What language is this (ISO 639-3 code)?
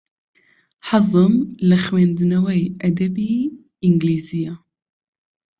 ckb